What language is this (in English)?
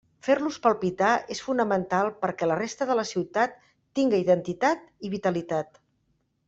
Catalan